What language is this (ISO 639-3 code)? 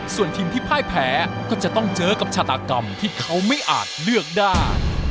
tha